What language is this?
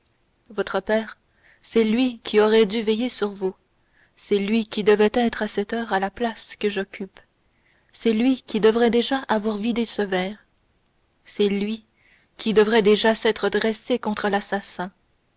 French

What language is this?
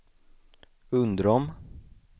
Swedish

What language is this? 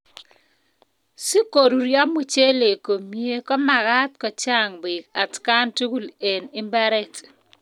Kalenjin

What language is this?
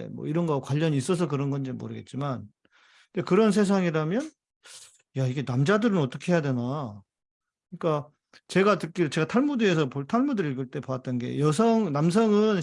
Korean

